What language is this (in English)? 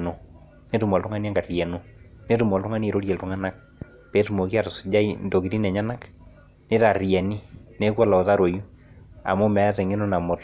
Masai